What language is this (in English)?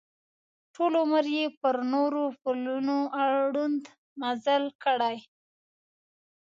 Pashto